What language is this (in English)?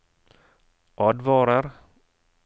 Norwegian